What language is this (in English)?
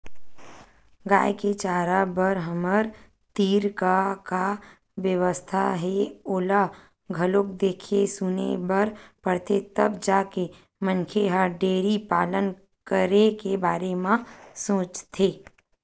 Chhattisgarhi